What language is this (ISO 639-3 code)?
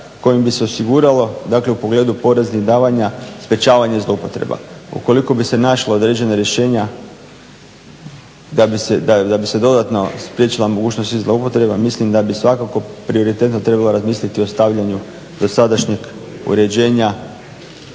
hrv